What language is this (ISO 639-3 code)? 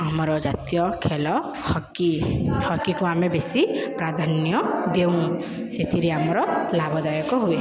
ori